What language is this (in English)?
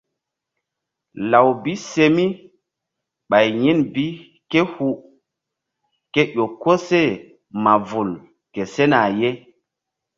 Mbum